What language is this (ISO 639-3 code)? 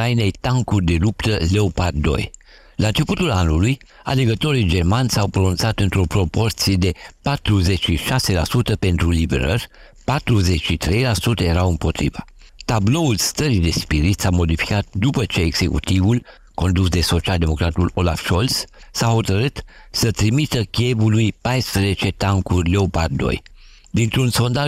ron